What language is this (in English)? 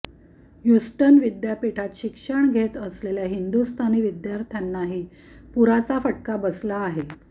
Marathi